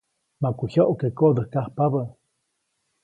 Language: Copainalá Zoque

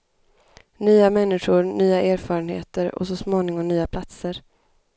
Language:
Swedish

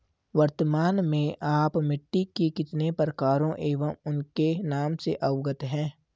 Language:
Hindi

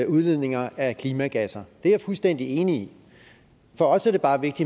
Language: Danish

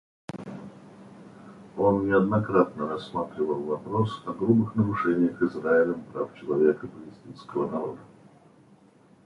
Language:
Russian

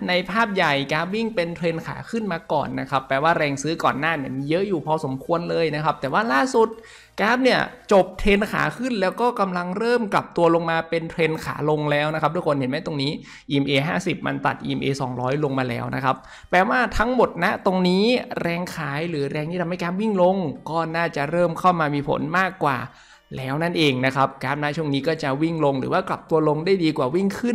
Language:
Thai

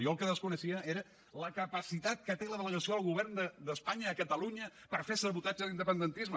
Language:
Catalan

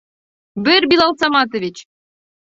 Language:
Bashkir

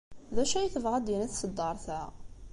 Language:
Kabyle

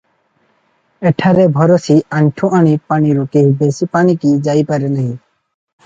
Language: Odia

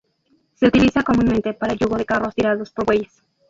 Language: Spanish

